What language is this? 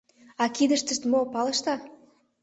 Mari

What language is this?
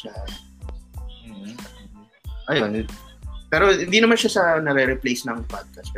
Filipino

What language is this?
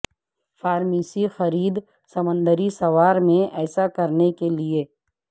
Urdu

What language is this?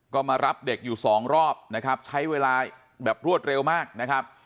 Thai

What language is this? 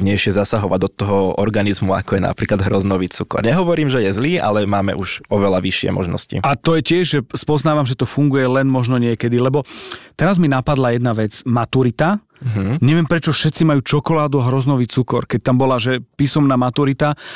Slovak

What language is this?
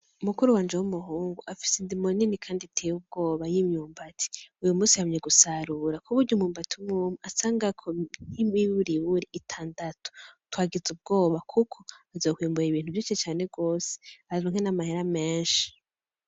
Rundi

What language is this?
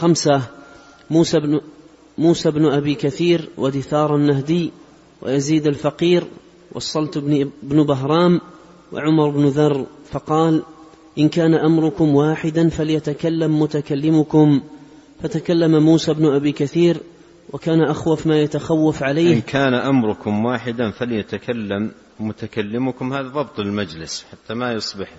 Arabic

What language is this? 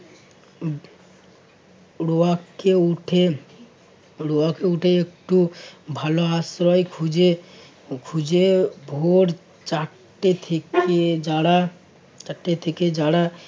Bangla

